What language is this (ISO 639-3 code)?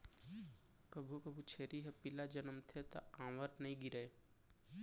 hne